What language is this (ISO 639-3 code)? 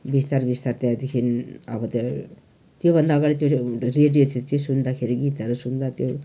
nep